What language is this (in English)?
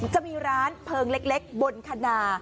Thai